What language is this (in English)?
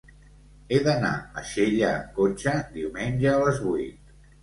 Catalan